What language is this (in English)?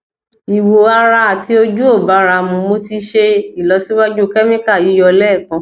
Yoruba